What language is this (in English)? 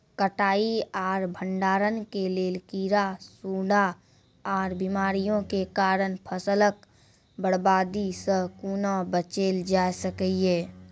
Maithili